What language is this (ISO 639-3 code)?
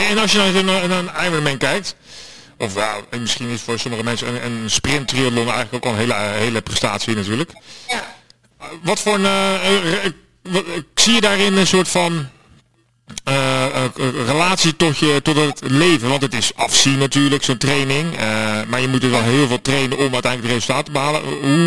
nld